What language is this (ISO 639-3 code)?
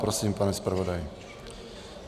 ces